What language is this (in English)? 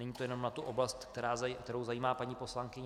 Czech